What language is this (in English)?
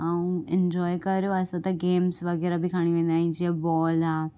Sindhi